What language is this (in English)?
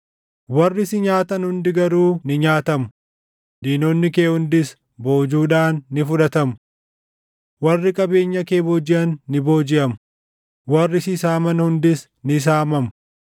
Oromo